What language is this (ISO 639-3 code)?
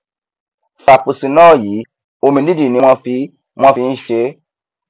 yor